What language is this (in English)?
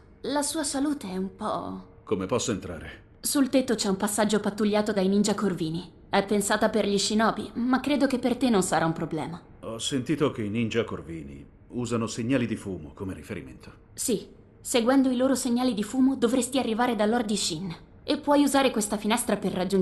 Italian